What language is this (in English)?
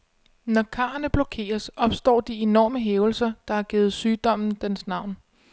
Danish